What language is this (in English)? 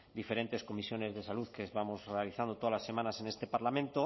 Spanish